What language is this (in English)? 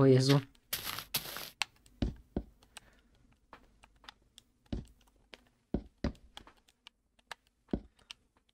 Polish